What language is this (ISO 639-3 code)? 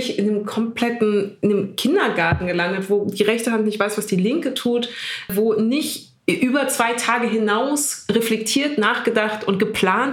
deu